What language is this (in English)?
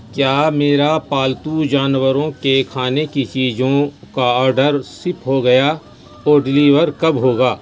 Urdu